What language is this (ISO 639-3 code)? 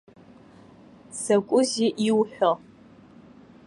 abk